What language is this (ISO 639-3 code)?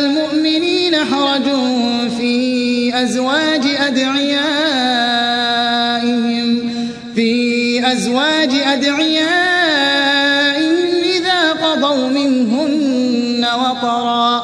ara